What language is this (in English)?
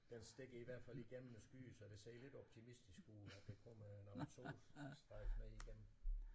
Danish